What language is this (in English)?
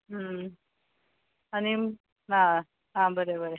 Konkani